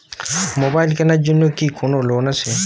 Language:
Bangla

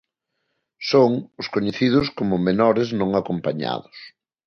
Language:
Galician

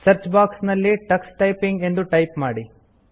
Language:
Kannada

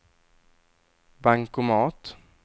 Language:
Swedish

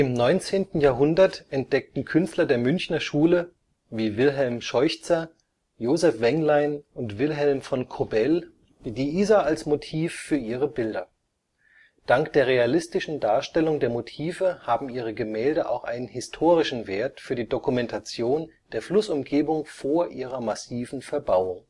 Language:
German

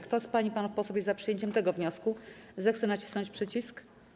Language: Polish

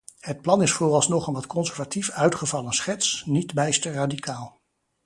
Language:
Dutch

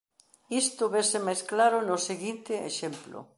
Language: Galician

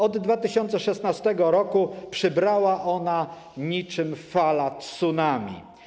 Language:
Polish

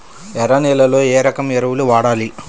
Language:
Telugu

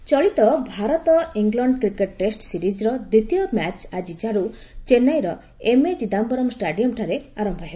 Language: Odia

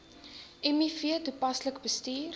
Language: Afrikaans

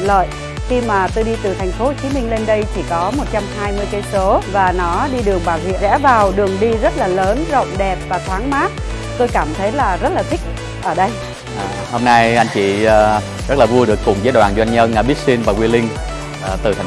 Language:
Vietnamese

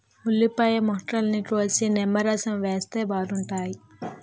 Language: Telugu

